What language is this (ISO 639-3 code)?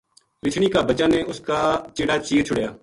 gju